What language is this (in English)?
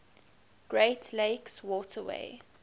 English